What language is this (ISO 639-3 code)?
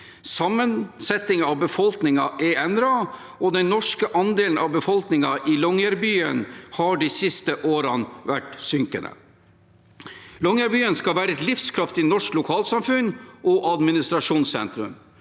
nor